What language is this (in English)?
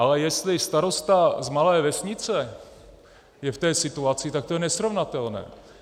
Czech